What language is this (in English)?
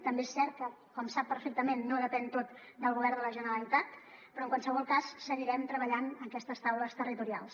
Catalan